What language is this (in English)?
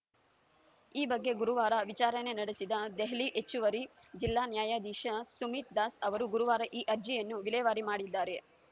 Kannada